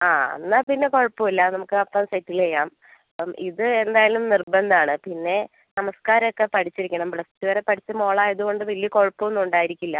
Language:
Malayalam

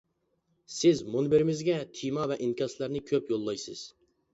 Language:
Uyghur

